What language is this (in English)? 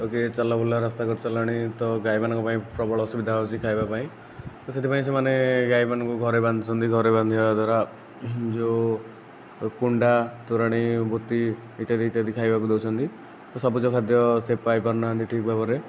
Odia